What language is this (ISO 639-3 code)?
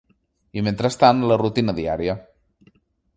cat